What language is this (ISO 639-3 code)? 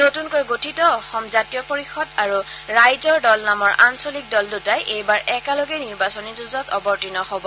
asm